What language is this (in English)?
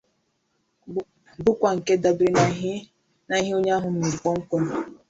Igbo